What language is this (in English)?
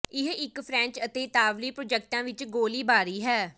Punjabi